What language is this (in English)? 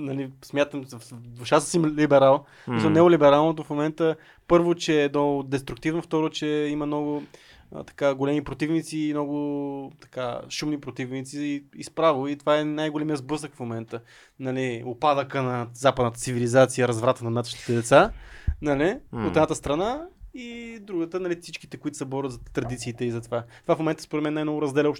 Bulgarian